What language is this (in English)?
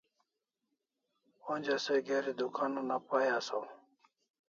Kalasha